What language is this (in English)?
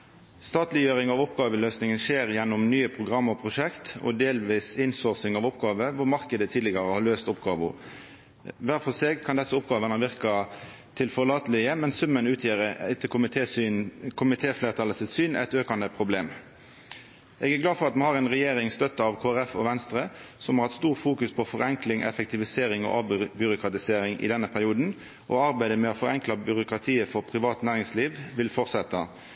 Norwegian Nynorsk